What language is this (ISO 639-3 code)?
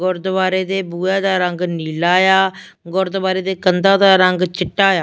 pan